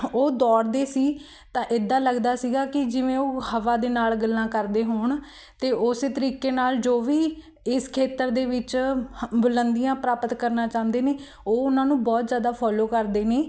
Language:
Punjabi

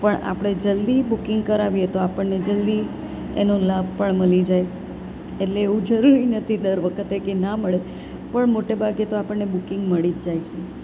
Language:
Gujarati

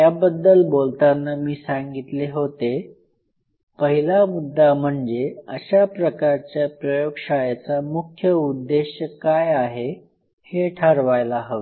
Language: Marathi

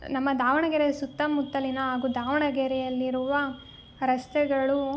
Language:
Kannada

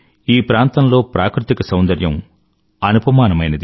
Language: Telugu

